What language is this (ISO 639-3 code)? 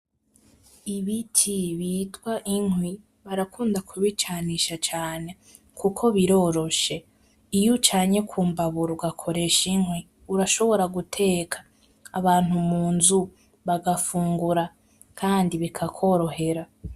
run